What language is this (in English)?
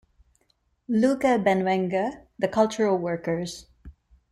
English